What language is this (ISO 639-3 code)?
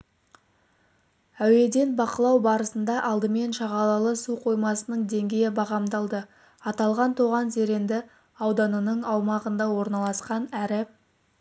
kaz